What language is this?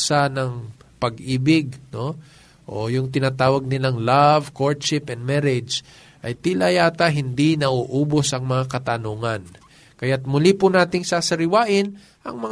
Filipino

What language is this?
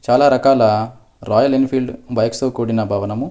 Telugu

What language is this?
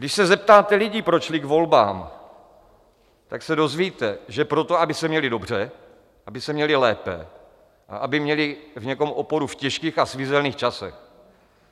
Czech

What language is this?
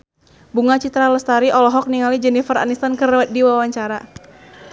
Sundanese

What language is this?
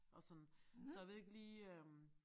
Danish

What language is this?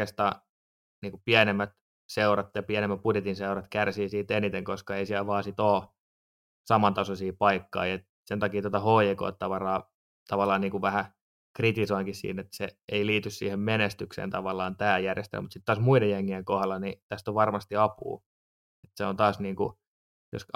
Finnish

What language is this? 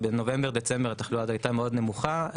Hebrew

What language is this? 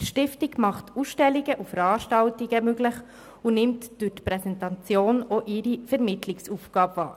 Swiss German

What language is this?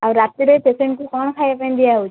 Odia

